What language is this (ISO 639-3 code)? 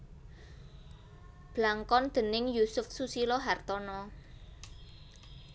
jav